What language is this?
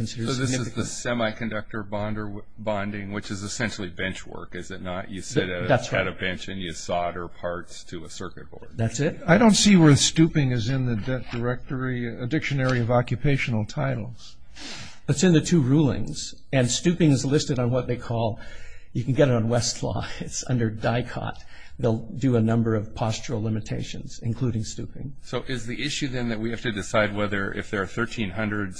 English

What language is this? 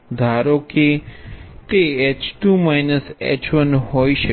Gujarati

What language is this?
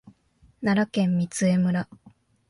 Japanese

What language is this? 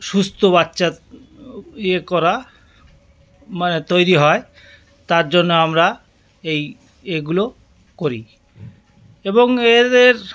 Bangla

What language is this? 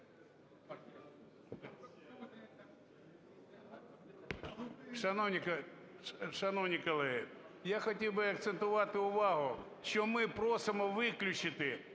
Ukrainian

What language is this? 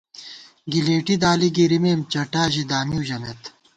Gawar-Bati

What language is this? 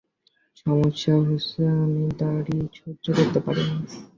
Bangla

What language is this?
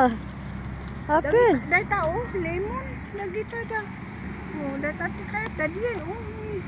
Indonesian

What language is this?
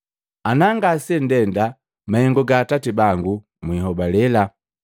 Matengo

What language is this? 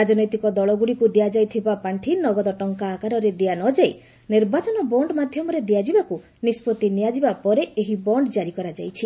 Odia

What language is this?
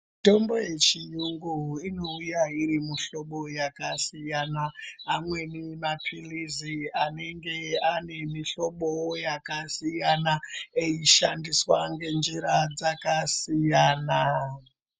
Ndau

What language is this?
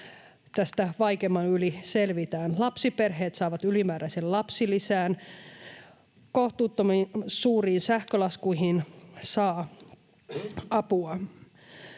Finnish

